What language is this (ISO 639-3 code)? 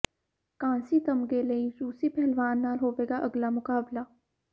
pan